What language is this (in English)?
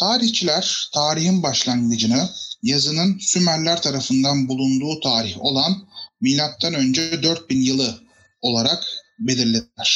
Turkish